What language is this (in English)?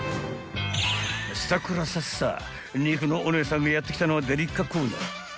Japanese